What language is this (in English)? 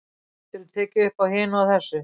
Icelandic